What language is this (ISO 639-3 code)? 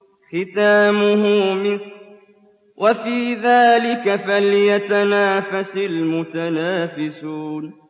ara